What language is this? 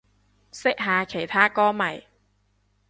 Cantonese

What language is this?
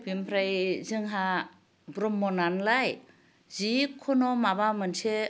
Bodo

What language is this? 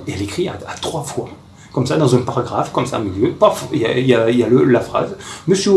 French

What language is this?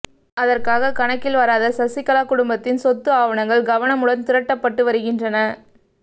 Tamil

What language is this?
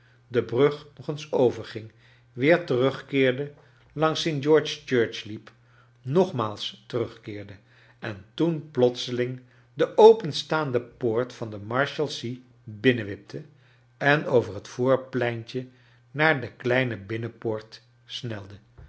Dutch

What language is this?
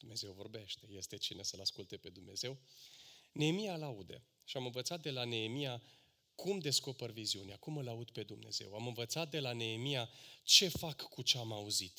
Romanian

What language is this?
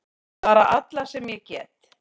Icelandic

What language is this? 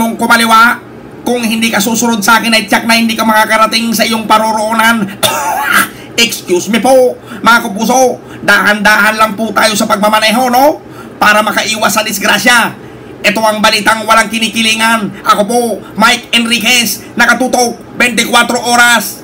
Filipino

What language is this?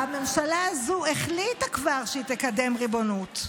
Hebrew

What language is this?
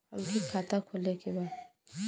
Bhojpuri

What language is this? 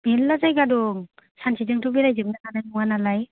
Bodo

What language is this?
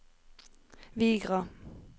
Norwegian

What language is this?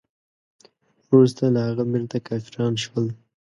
Pashto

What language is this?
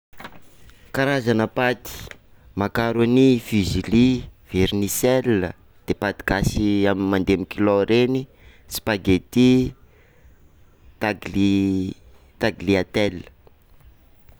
Sakalava Malagasy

